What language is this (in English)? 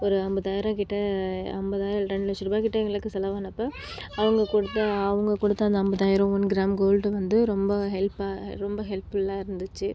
Tamil